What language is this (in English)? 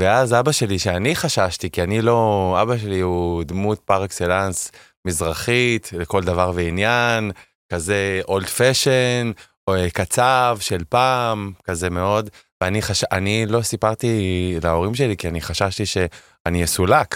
Hebrew